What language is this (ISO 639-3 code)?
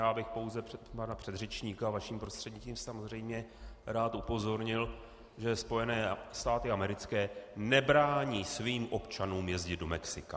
ces